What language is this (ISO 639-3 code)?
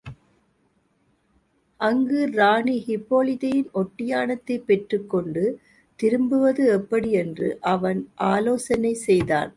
tam